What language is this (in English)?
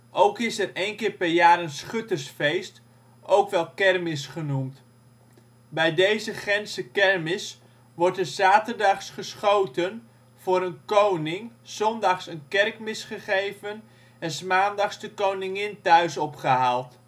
Dutch